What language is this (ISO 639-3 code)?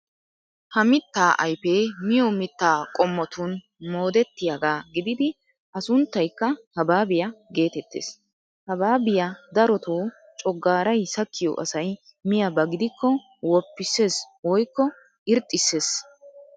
wal